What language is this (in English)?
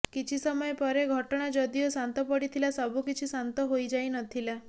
Odia